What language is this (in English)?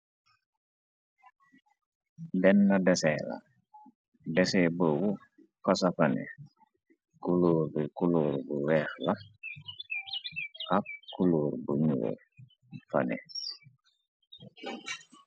Wolof